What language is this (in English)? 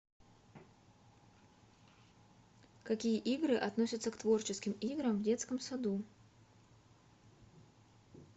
Russian